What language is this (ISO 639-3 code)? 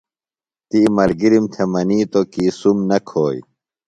phl